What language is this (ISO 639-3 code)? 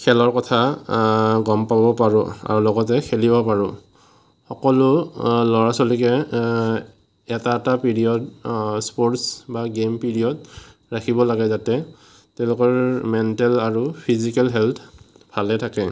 asm